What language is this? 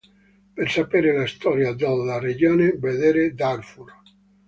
Italian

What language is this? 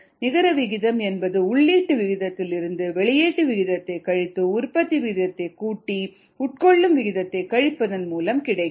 Tamil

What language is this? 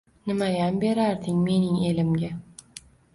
Uzbek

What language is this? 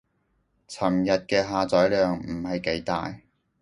Cantonese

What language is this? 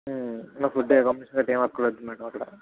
Telugu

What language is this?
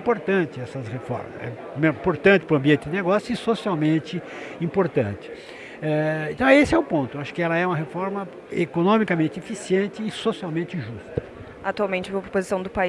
Portuguese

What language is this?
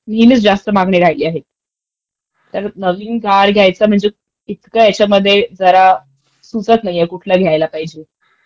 Marathi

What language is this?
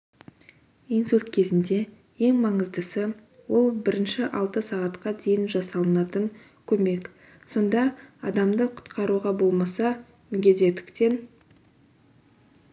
Kazakh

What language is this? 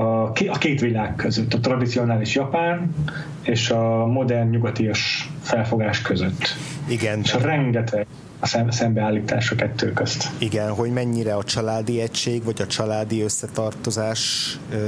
Hungarian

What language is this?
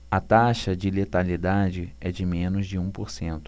Portuguese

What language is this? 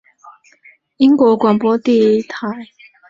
Chinese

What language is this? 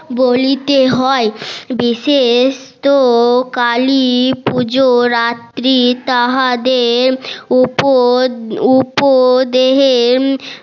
Bangla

